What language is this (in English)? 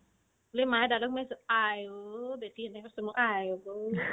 Assamese